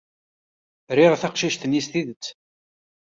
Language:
Kabyle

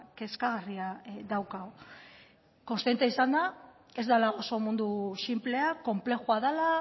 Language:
Basque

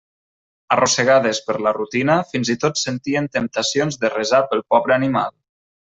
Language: Catalan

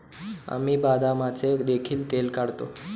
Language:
Marathi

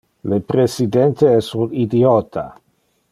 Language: Interlingua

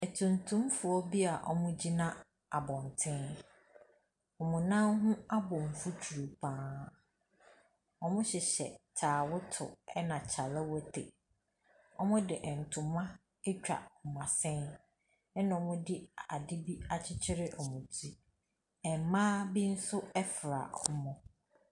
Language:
Akan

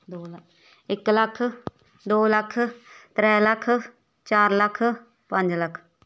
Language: Dogri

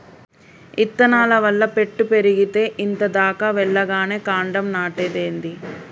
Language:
Telugu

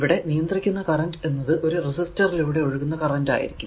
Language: Malayalam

